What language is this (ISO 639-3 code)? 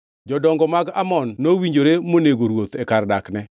luo